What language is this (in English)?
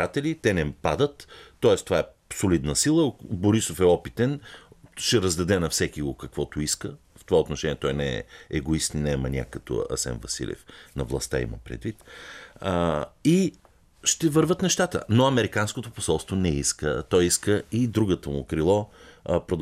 Bulgarian